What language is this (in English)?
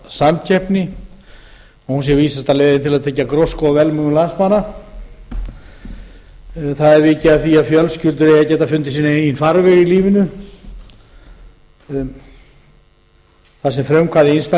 Icelandic